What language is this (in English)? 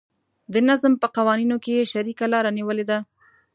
Pashto